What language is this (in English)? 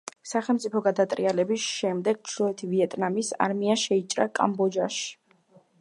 Georgian